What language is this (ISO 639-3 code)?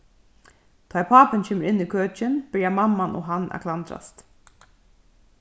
fao